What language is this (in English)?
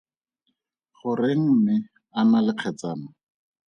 Tswana